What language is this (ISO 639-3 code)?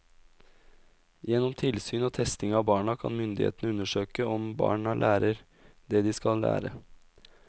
nor